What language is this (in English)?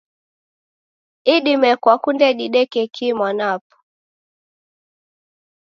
Taita